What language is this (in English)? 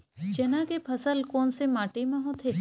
Chhattisgarhi